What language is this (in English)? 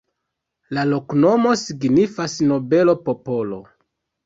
Esperanto